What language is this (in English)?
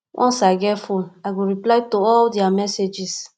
Nigerian Pidgin